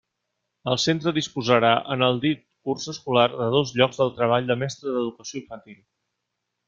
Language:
Catalan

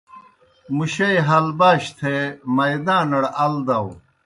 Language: Kohistani Shina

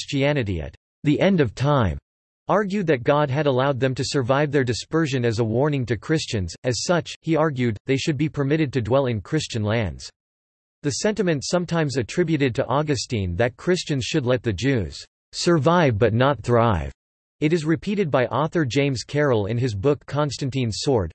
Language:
English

